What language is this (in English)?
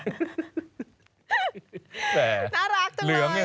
Thai